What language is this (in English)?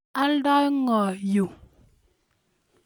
Kalenjin